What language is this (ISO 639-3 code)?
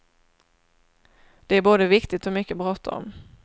swe